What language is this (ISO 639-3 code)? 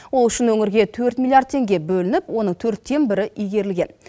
kaz